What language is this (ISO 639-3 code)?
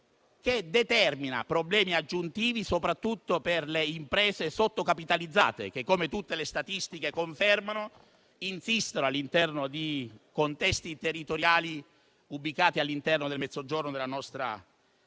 ita